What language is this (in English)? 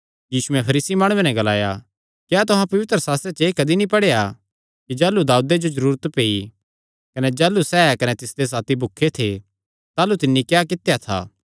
Kangri